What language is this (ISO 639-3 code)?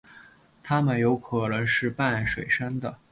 zho